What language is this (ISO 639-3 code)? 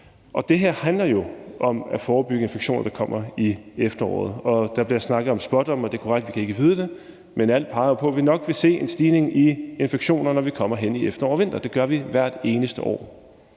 dan